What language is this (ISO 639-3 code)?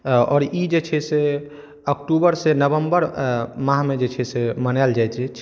mai